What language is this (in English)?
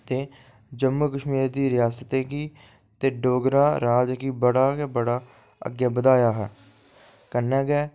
Dogri